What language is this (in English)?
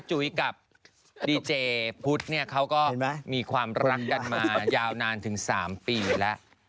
Thai